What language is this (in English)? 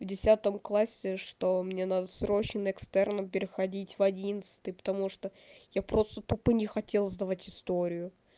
Russian